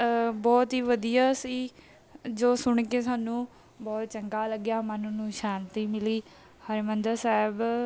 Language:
Punjabi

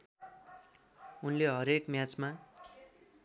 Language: Nepali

